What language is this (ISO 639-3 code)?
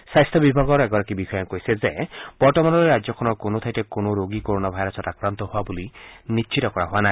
asm